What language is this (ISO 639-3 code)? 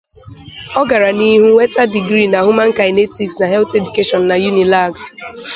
ibo